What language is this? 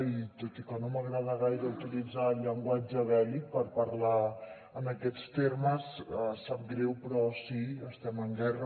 Catalan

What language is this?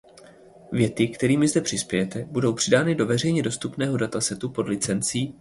Czech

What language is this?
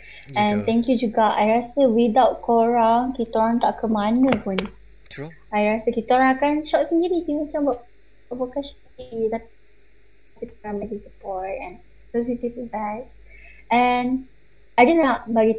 Malay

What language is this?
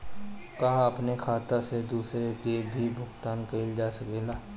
Bhojpuri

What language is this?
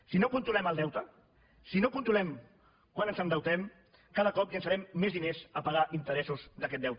Catalan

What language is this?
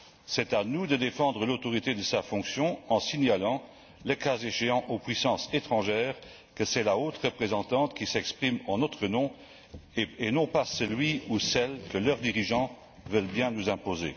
French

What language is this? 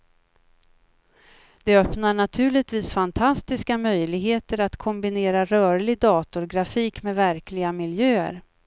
Swedish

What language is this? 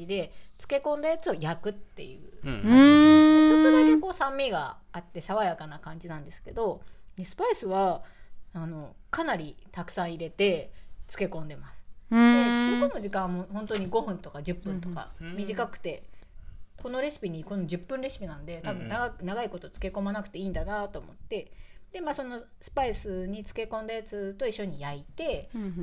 Japanese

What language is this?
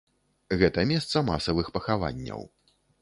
Belarusian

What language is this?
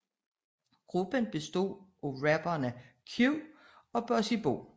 Danish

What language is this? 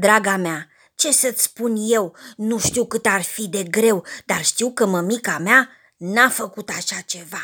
Romanian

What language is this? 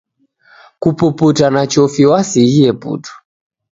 Taita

